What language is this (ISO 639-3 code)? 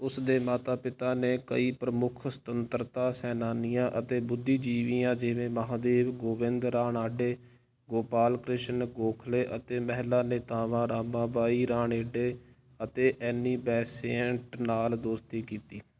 pan